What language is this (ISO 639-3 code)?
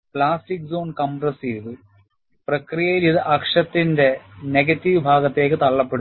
mal